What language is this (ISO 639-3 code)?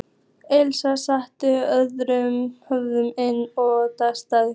isl